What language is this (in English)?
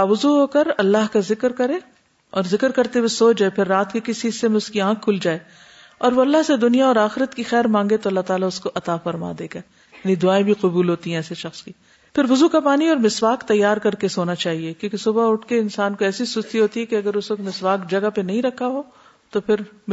Urdu